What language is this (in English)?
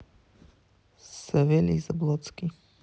Russian